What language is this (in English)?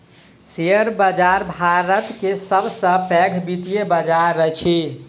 Maithili